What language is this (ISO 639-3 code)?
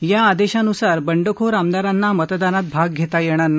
mar